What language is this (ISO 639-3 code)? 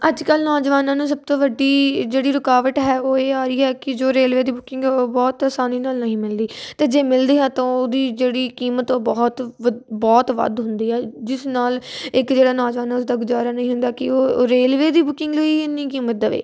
pan